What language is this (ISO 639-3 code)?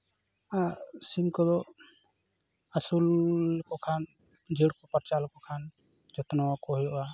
sat